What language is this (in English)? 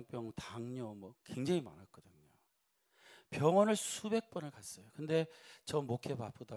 Korean